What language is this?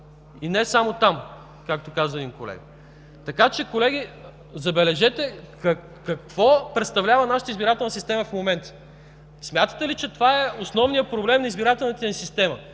Bulgarian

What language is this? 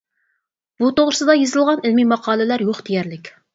Uyghur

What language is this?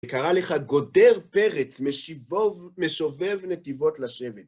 Hebrew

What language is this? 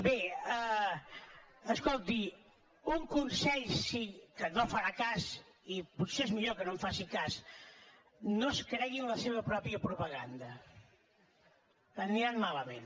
Catalan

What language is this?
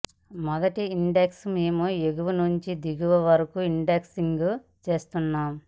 Telugu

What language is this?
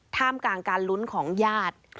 Thai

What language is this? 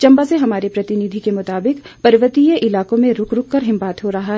Hindi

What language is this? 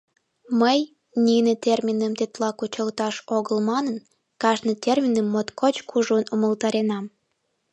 Mari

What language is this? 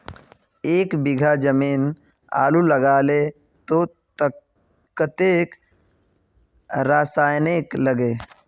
Magahi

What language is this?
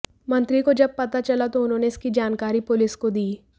Hindi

